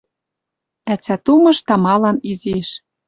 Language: Western Mari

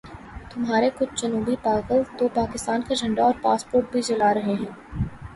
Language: Urdu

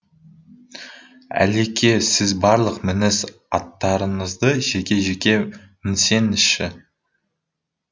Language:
Kazakh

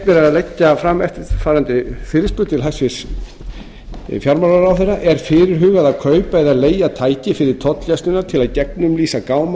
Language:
Icelandic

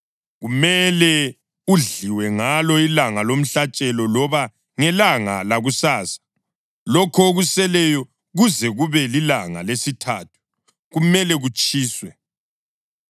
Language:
North Ndebele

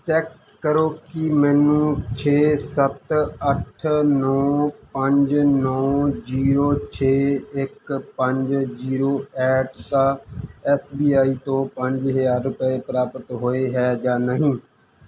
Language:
Punjabi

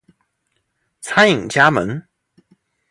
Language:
Chinese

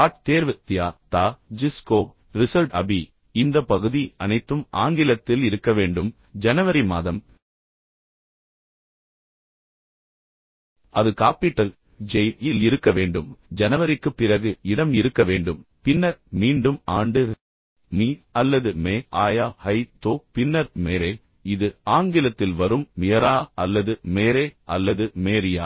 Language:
Tamil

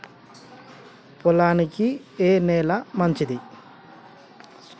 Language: Telugu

